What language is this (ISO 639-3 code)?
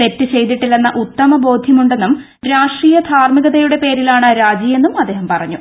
mal